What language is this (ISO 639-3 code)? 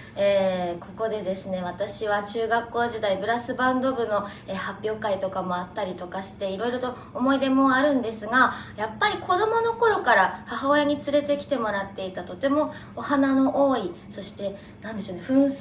jpn